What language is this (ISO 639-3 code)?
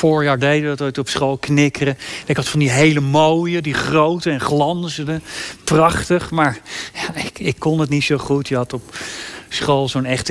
nld